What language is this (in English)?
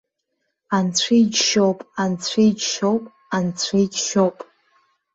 Abkhazian